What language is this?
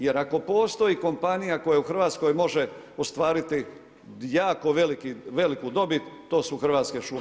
Croatian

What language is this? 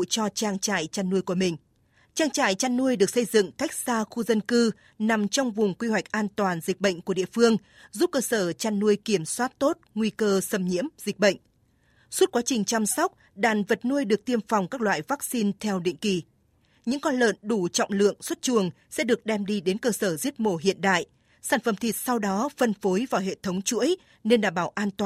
Vietnamese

